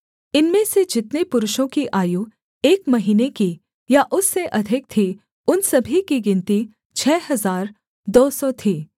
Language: Hindi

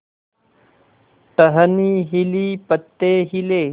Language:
Hindi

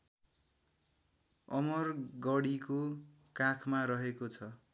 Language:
Nepali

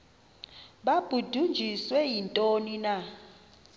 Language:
Xhosa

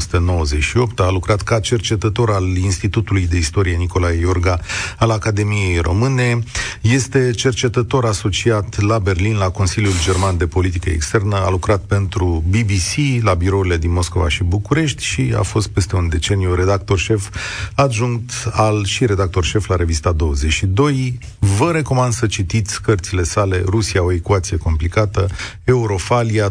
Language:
Romanian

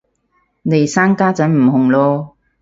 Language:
Cantonese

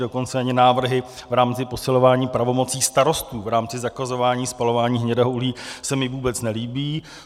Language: Czech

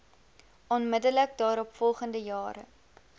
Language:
Afrikaans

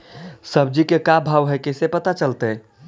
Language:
Magahi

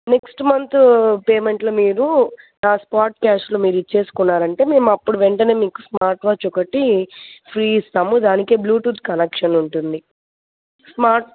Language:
Telugu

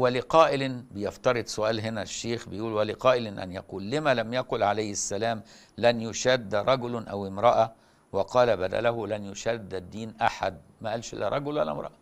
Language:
Arabic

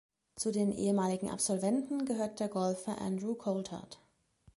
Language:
German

